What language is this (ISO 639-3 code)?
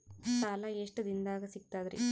kan